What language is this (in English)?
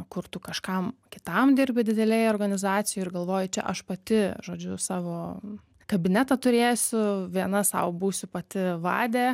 Lithuanian